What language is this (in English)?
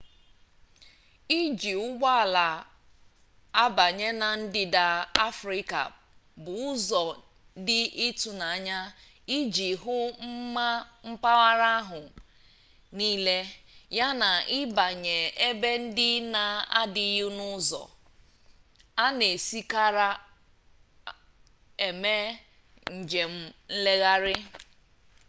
Igbo